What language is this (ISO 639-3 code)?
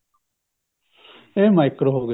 pan